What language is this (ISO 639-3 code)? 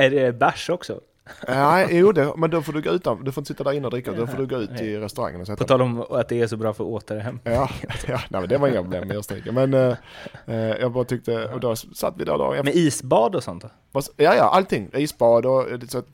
swe